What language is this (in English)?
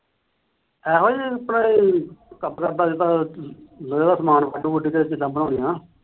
Punjabi